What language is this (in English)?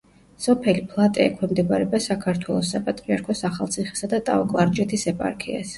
Georgian